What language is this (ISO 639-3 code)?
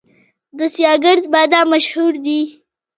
pus